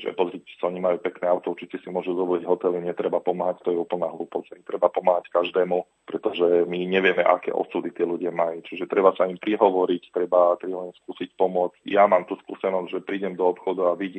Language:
Slovak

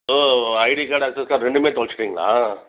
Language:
Tamil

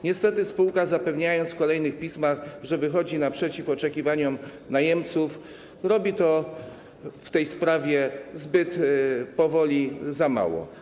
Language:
Polish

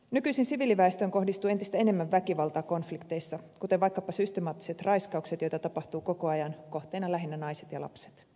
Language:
Finnish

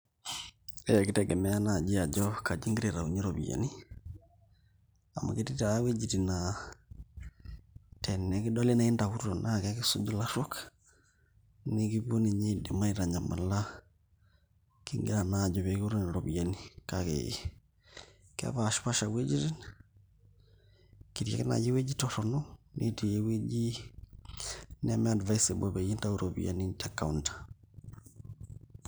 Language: Masai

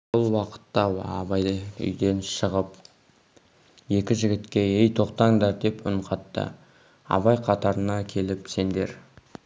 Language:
Kazakh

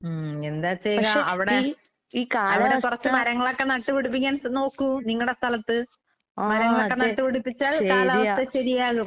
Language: Malayalam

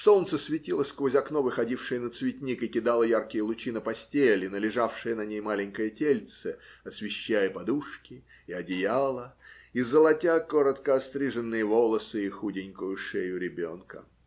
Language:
Russian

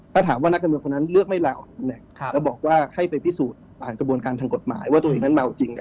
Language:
Thai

